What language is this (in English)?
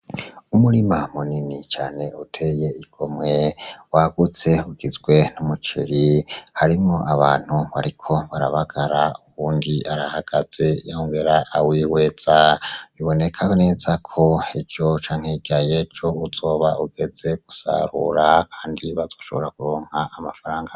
Rundi